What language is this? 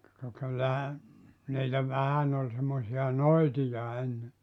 Finnish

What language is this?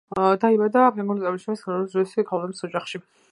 Georgian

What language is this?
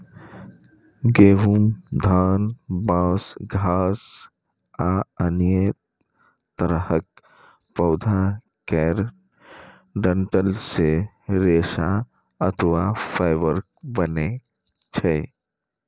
Maithili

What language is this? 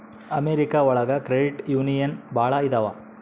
Kannada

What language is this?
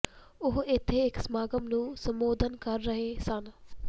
Punjabi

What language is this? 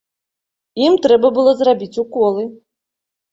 Belarusian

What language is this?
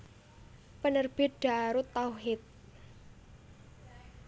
Javanese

